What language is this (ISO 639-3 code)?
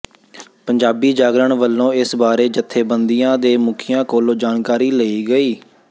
pan